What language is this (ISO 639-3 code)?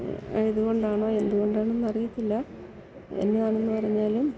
mal